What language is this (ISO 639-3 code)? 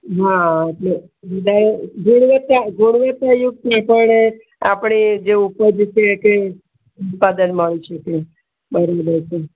guj